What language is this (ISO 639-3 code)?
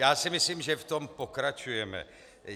ces